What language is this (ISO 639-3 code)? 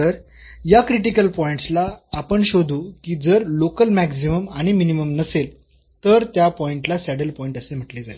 mar